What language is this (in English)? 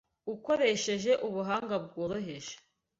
Kinyarwanda